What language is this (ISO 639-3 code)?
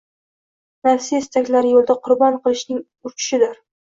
uzb